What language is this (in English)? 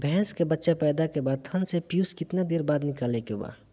Bhojpuri